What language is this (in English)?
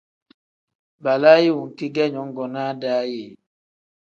Tem